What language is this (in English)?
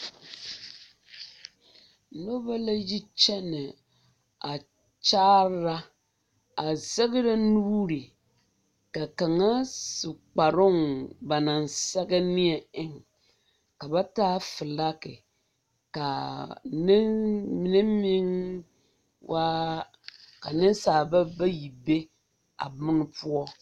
Southern Dagaare